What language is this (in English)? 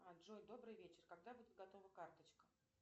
Russian